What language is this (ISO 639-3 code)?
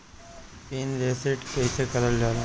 bho